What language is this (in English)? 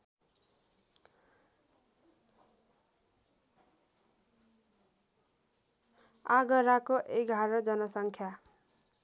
Nepali